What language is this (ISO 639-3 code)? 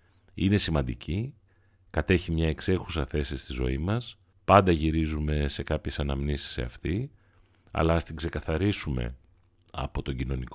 ell